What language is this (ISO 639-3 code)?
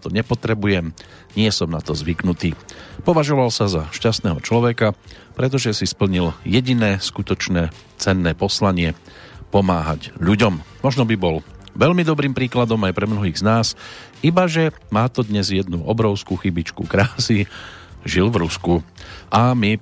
slk